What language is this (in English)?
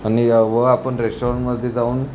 Marathi